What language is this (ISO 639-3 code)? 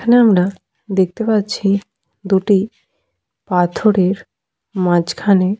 ben